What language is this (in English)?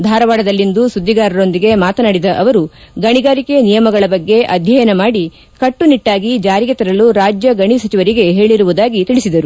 Kannada